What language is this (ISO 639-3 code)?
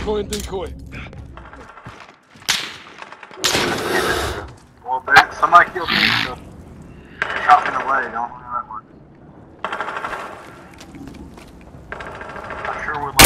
eng